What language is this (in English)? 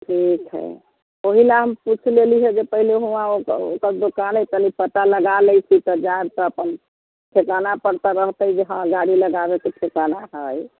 Maithili